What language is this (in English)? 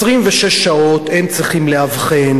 Hebrew